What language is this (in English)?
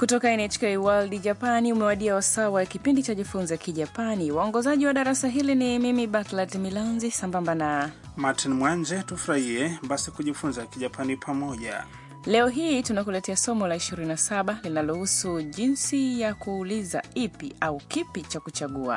Swahili